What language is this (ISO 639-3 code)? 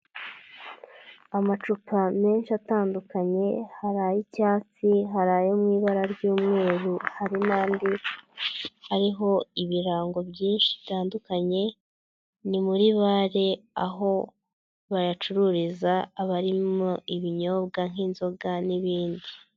kin